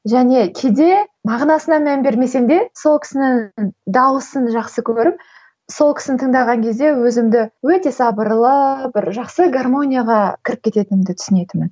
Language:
Kazakh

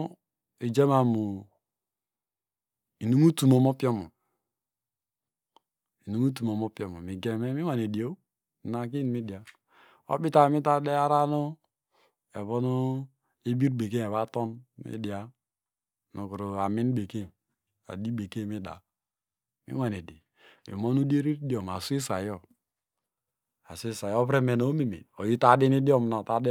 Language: Degema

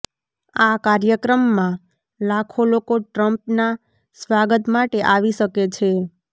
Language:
Gujarati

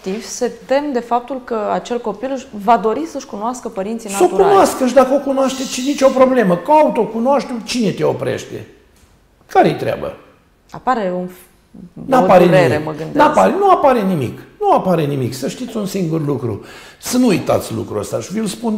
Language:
Romanian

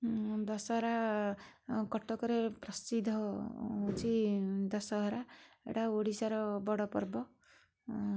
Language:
Odia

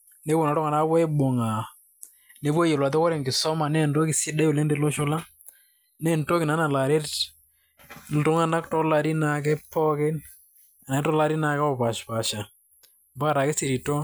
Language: Masai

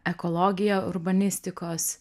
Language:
Lithuanian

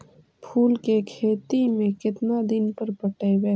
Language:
Magahi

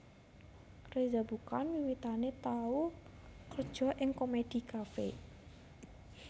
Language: Javanese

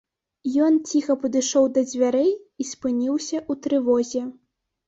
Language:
Belarusian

